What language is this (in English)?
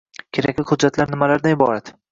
Uzbek